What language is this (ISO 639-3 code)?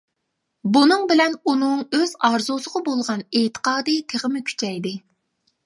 uig